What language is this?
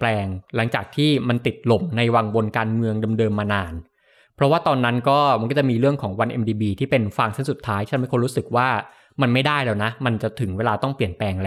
Thai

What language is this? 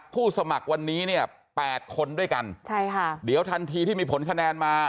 Thai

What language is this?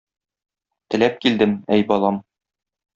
Tatar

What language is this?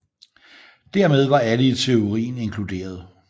Danish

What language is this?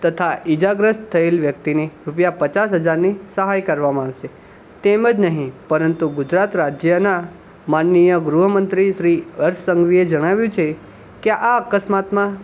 Gujarati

